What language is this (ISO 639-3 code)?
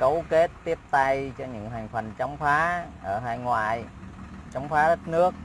vie